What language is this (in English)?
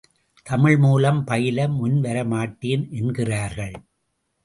Tamil